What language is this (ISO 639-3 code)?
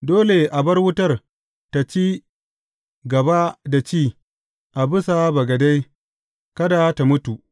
hau